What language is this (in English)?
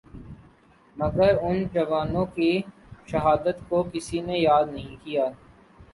Urdu